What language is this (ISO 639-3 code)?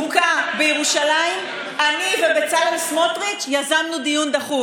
heb